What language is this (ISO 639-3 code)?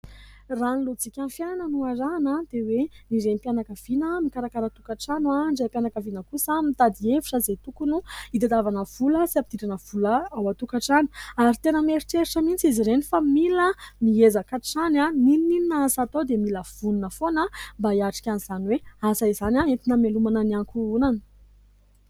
mlg